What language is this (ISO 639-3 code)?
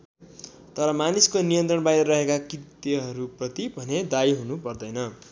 nep